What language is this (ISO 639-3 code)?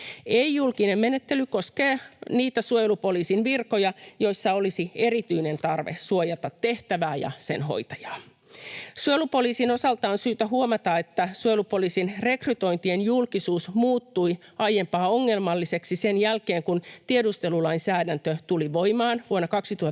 fin